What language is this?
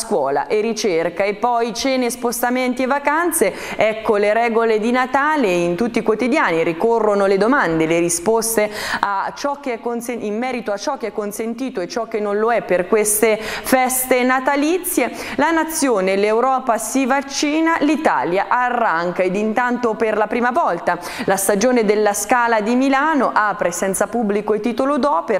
Italian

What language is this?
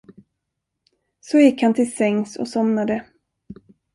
Swedish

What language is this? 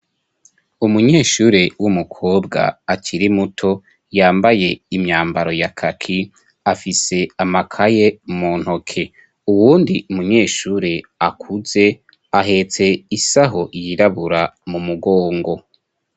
Rundi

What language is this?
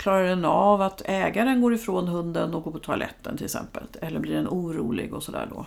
Swedish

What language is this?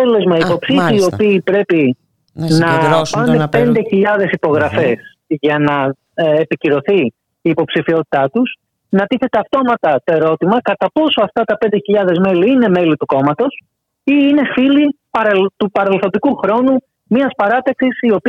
Greek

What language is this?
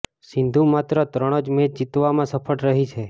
Gujarati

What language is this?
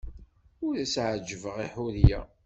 Kabyle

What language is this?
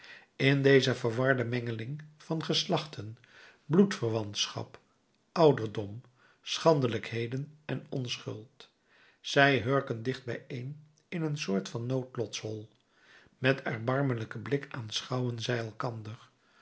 Dutch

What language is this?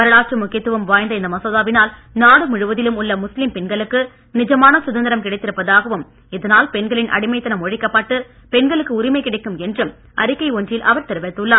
Tamil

